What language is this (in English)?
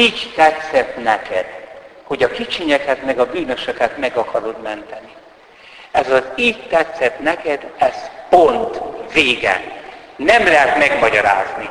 Hungarian